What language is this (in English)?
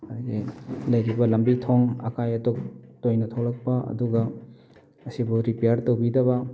Manipuri